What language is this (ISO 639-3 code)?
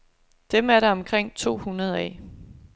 dan